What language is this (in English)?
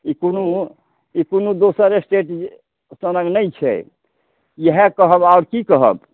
Maithili